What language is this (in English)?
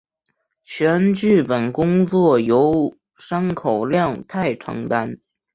Chinese